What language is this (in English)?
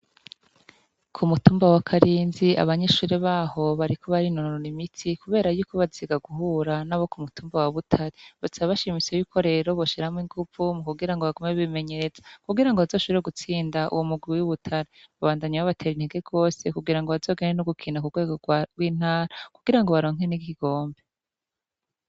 Rundi